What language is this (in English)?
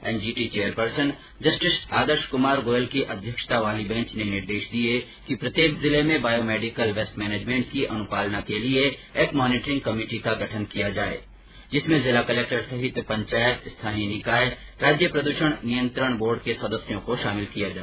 Hindi